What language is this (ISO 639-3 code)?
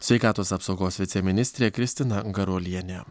lit